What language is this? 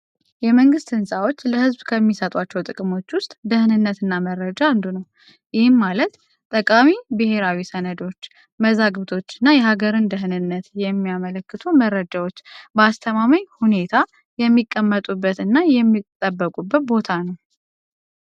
Amharic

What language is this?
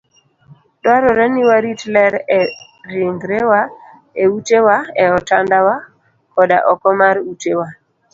Luo (Kenya and Tanzania)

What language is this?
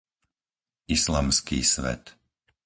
Slovak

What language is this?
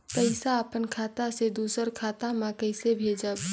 Chhattisgarhi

